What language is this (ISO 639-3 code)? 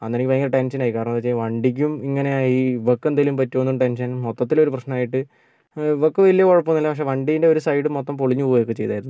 mal